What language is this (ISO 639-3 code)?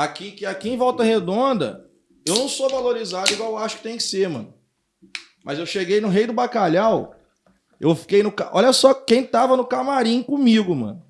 por